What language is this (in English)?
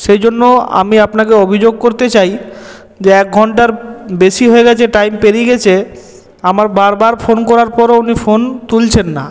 Bangla